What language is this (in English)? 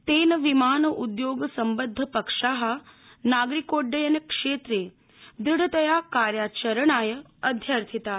Sanskrit